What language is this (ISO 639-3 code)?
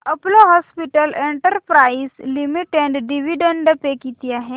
mar